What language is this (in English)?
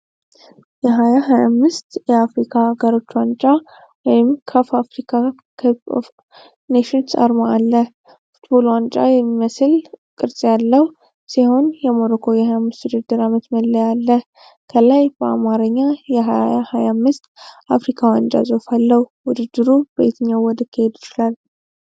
Amharic